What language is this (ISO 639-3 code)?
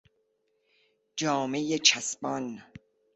fas